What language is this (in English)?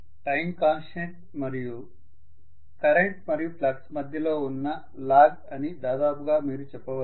Telugu